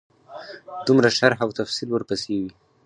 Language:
Pashto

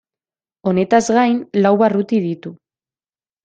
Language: Basque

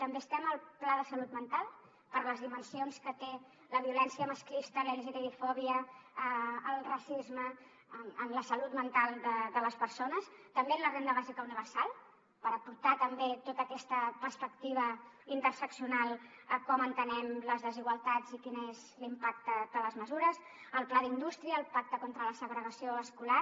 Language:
Catalan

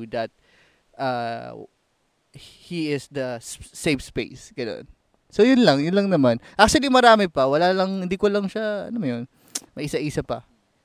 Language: Filipino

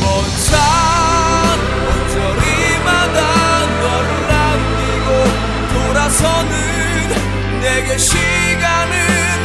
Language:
Korean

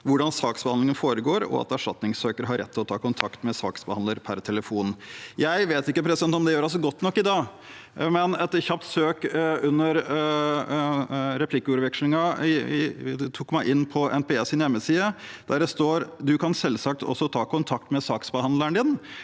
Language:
Norwegian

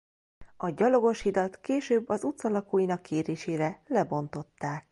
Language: Hungarian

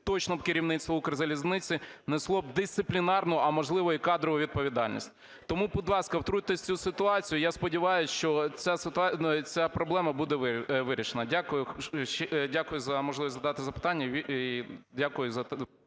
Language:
Ukrainian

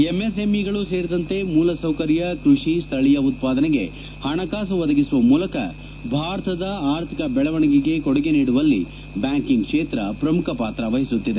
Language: Kannada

